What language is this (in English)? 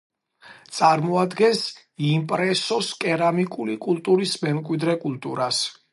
Georgian